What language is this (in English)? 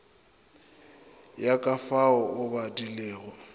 Northern Sotho